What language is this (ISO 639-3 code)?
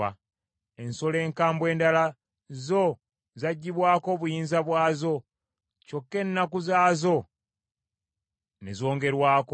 lug